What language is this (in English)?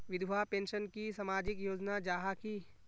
Magahi